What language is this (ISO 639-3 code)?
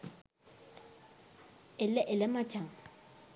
sin